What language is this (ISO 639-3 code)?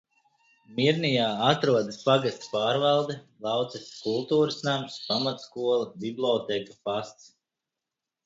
lav